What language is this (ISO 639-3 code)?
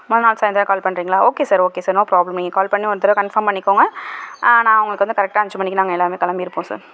tam